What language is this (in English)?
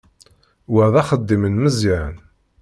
Kabyle